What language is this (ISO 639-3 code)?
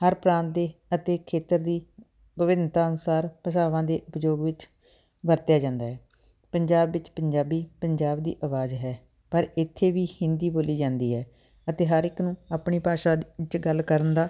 pan